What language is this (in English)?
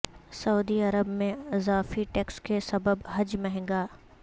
Urdu